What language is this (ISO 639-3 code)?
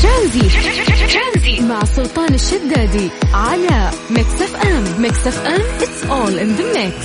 ara